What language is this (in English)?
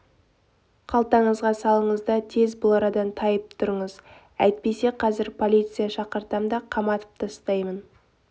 Kazakh